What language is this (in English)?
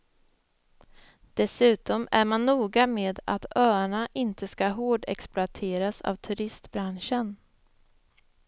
Swedish